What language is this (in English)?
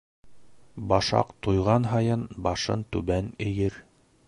Bashkir